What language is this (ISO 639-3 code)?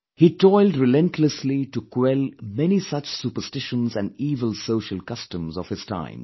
eng